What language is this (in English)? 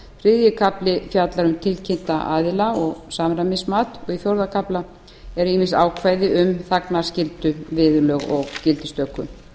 Icelandic